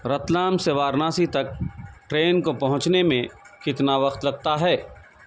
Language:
Urdu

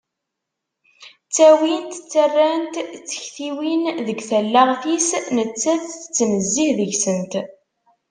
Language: Kabyle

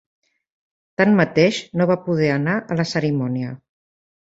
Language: Catalan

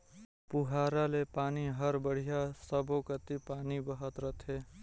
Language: Chhattisgarhi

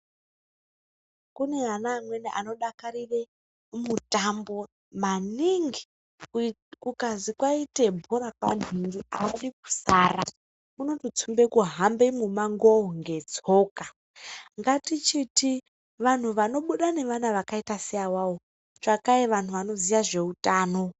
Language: Ndau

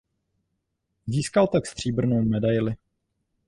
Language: Czech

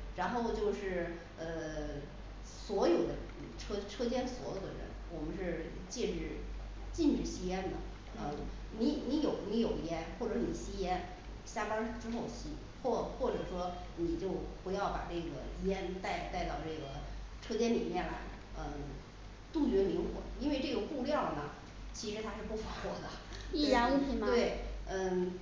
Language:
Chinese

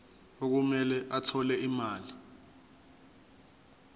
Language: Zulu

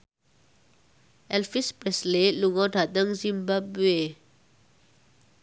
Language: Javanese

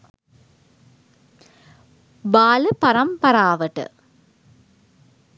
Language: Sinhala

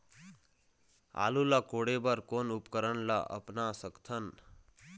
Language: Chhattisgarhi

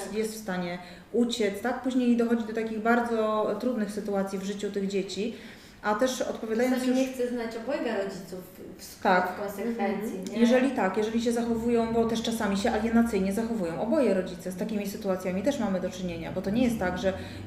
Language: Polish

